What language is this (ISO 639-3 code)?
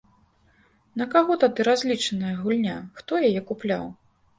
bel